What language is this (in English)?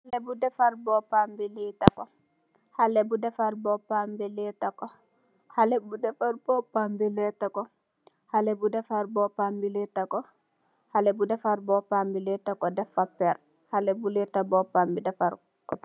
Wolof